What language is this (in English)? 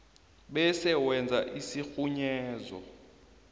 South Ndebele